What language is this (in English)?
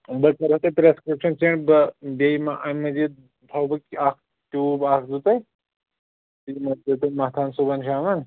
Kashmiri